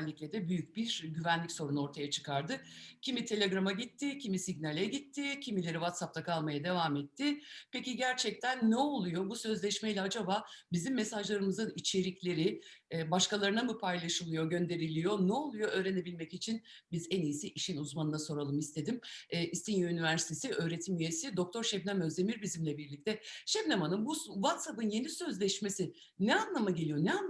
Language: Turkish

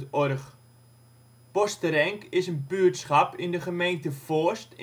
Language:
Dutch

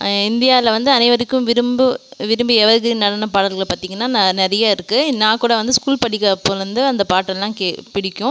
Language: Tamil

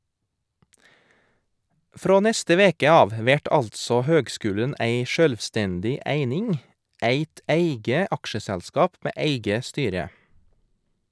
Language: Norwegian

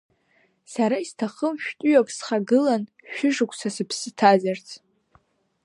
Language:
Abkhazian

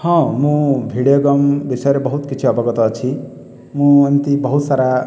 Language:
Odia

